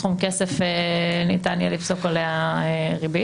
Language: Hebrew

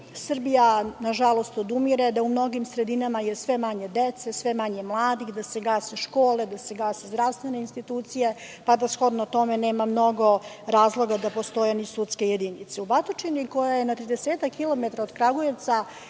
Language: Serbian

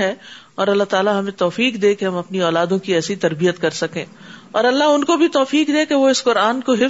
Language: Urdu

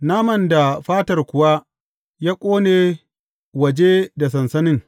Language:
Hausa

